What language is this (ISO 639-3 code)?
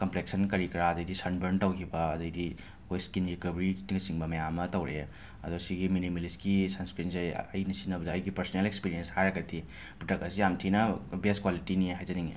mni